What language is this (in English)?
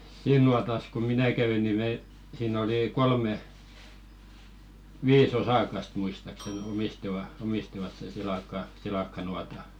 Finnish